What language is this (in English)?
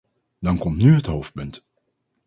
Dutch